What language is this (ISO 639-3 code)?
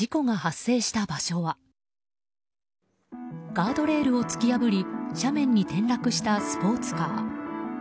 jpn